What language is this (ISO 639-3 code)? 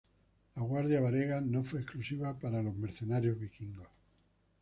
spa